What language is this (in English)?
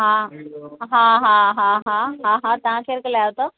Sindhi